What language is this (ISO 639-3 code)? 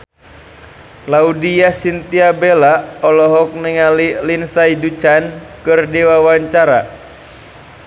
sun